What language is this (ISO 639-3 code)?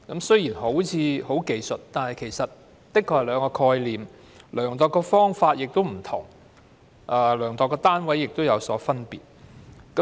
yue